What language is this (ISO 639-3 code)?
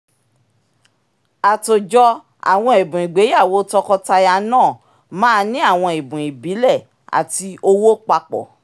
yor